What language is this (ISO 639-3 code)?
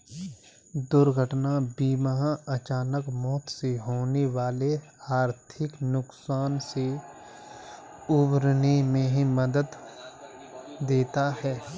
hin